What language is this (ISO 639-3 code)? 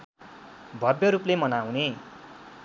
nep